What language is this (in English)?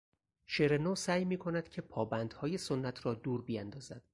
Persian